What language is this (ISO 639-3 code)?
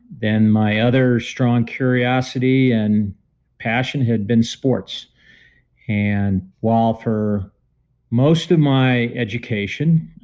eng